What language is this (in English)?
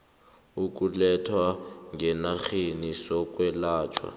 South Ndebele